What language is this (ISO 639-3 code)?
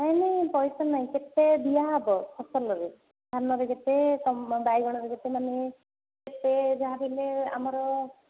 ori